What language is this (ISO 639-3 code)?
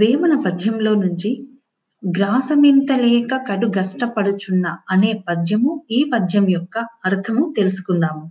tel